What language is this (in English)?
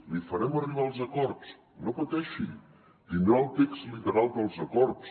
Catalan